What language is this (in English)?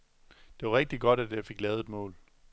Danish